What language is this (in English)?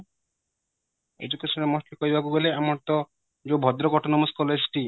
Odia